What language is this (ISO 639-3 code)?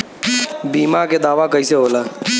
bho